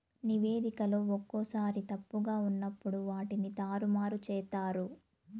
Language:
Telugu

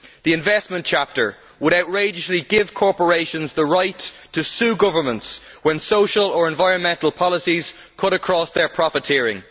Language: English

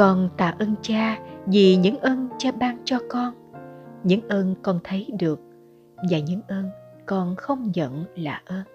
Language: Vietnamese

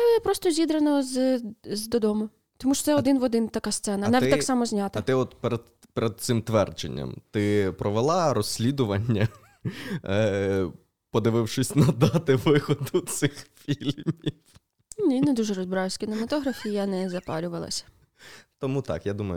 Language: Ukrainian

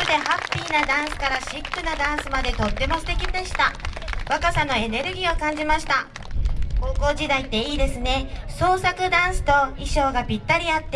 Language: Japanese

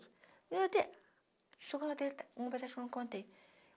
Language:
Portuguese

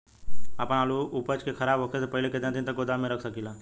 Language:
Bhojpuri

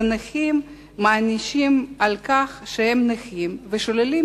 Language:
Hebrew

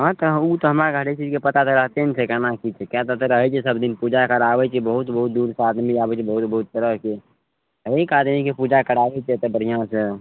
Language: Maithili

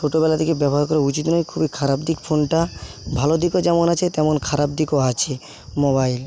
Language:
Bangla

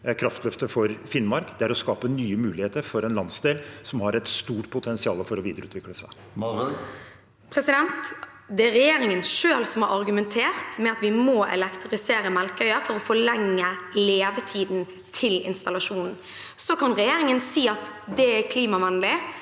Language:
Norwegian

